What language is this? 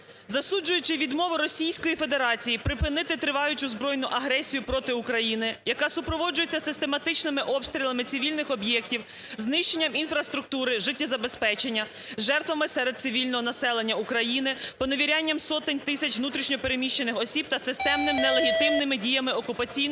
Ukrainian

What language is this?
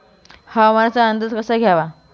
Marathi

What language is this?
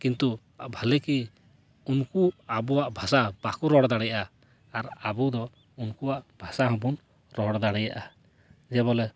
Santali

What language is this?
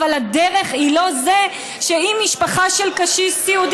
Hebrew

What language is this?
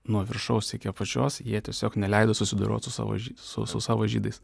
Lithuanian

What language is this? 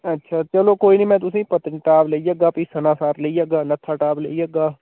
Dogri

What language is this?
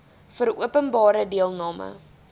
Afrikaans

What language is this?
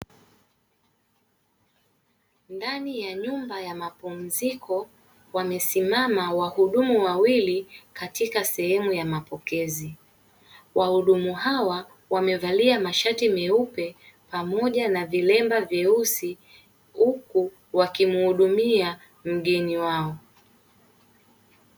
Swahili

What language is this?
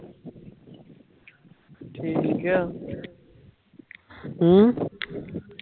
Punjabi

